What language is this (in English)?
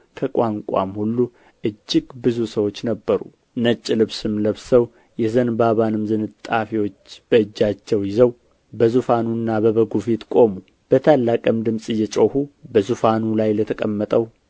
Amharic